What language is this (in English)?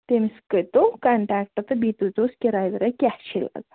Kashmiri